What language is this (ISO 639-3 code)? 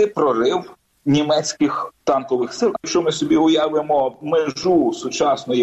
ukr